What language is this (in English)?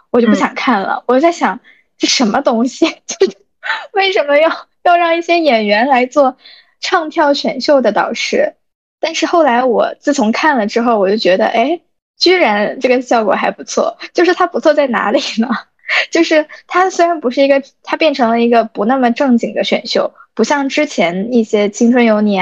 Chinese